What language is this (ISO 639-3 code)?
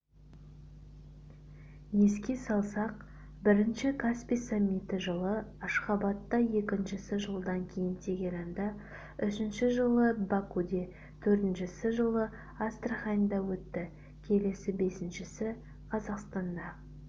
kaz